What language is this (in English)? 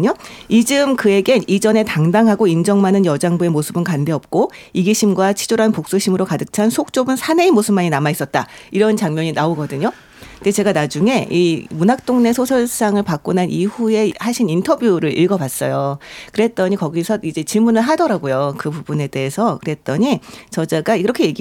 Korean